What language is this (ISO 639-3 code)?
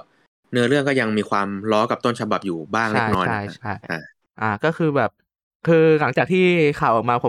tha